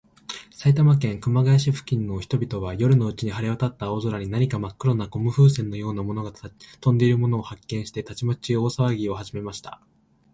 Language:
Japanese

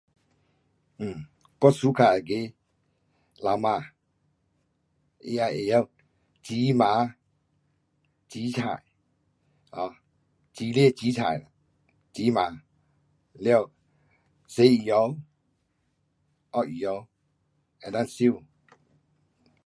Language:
Pu-Xian Chinese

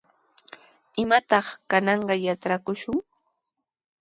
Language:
Sihuas Ancash Quechua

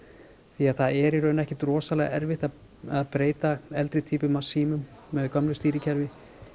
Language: Icelandic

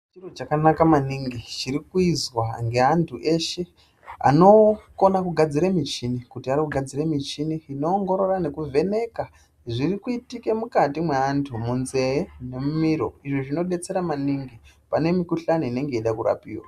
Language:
Ndau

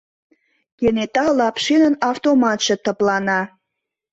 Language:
Mari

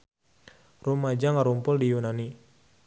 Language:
Sundanese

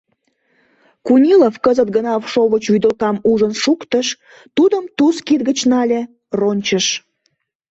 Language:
Mari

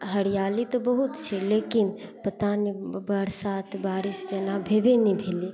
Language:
Maithili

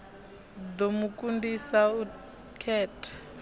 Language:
Venda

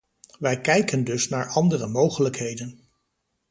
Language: Dutch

